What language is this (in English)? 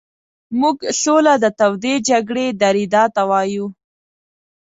Pashto